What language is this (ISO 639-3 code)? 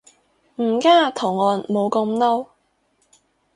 yue